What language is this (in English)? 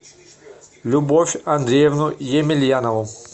Russian